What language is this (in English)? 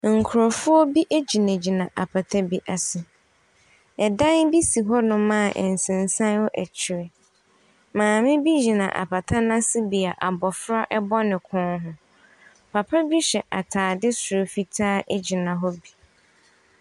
Akan